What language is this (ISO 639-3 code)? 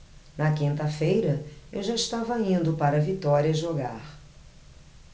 por